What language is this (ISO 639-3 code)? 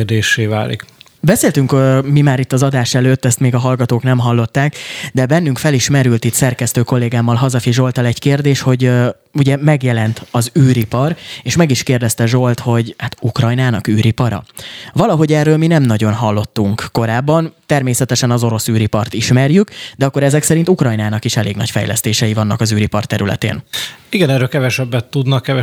hun